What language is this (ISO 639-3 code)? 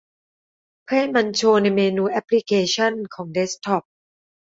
tha